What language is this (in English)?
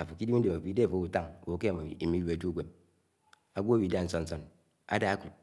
Anaang